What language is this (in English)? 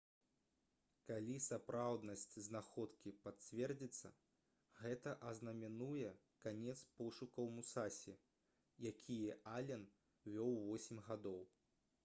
Belarusian